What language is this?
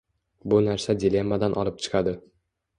Uzbek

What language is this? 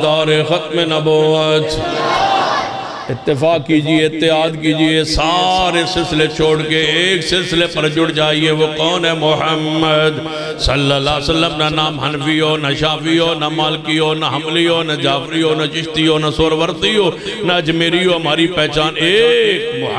Arabic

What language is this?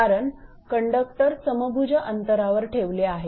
Marathi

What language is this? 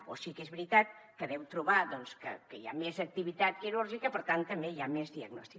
Catalan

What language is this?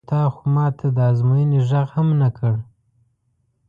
Pashto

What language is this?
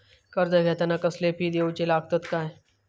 Marathi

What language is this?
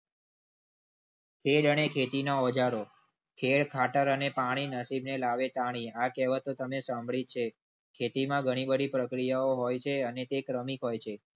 Gujarati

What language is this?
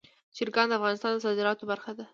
Pashto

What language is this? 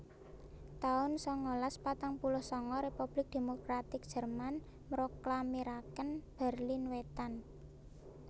Javanese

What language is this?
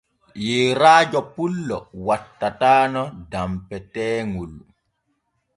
Borgu Fulfulde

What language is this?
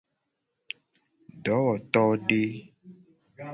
Gen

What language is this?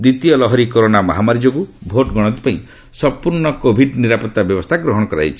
Odia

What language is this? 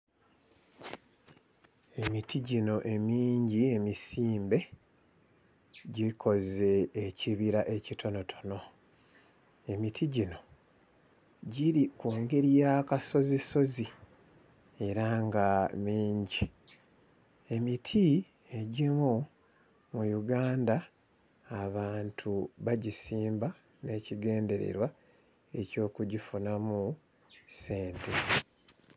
Ganda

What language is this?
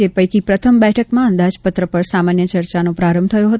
Gujarati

